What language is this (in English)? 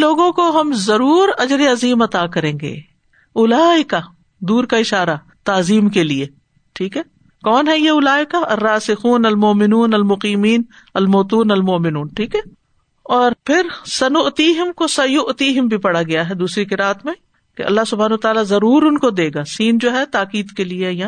Urdu